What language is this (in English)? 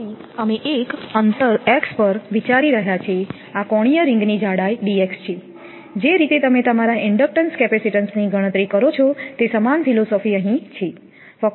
Gujarati